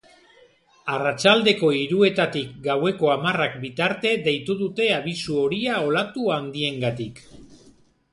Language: Basque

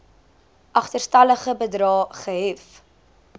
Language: Afrikaans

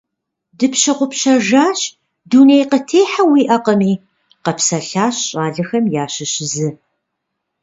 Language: Kabardian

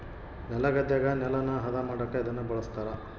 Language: Kannada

